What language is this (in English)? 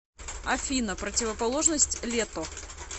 Russian